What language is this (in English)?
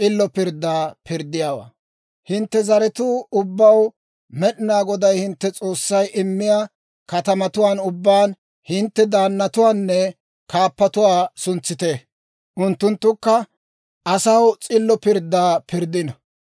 Dawro